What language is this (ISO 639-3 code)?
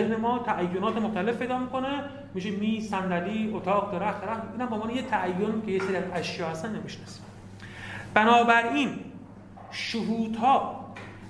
fas